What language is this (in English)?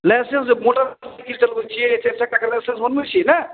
Maithili